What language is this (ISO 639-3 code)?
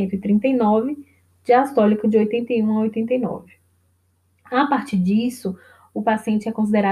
por